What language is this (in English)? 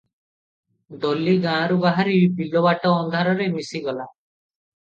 Odia